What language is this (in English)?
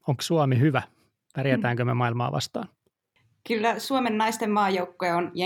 Finnish